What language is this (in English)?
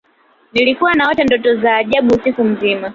Swahili